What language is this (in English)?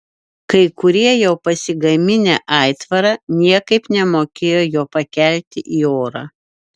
Lithuanian